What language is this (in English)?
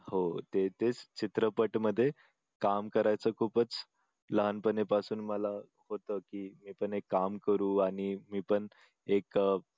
Marathi